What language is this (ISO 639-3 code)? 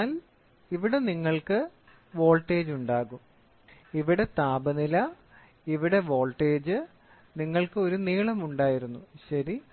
mal